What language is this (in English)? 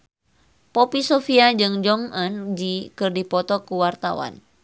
Sundanese